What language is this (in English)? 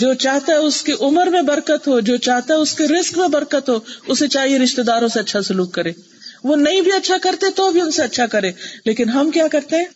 Urdu